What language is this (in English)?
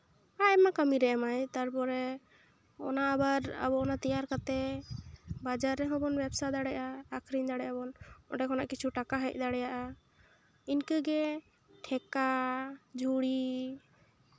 Santali